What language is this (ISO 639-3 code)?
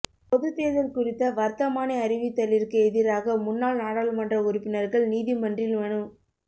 tam